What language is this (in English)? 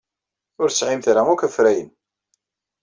Kabyle